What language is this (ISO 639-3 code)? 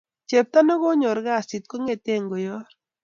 kln